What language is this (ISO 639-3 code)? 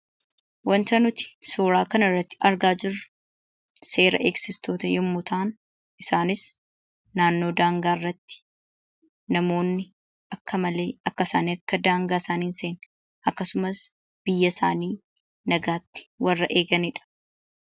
orm